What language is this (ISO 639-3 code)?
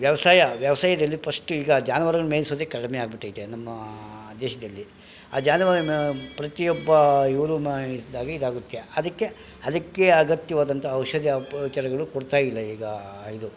kan